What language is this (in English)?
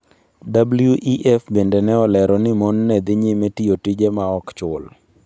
Luo (Kenya and Tanzania)